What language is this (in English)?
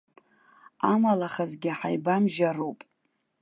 Abkhazian